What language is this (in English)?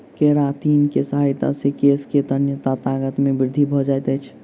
Maithili